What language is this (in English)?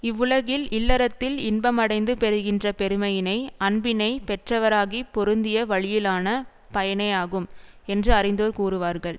Tamil